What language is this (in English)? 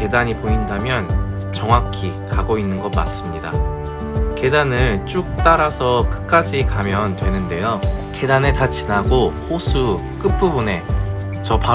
Korean